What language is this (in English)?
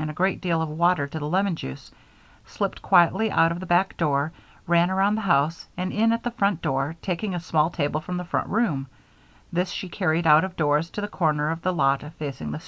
English